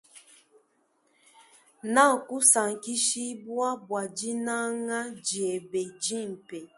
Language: Luba-Lulua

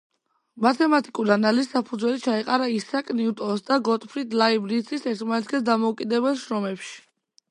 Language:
Georgian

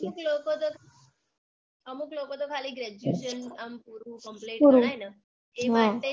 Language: Gujarati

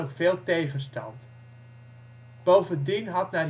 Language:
Dutch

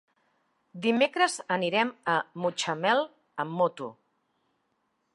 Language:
Catalan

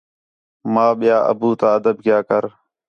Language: Khetrani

